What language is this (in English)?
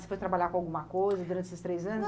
Portuguese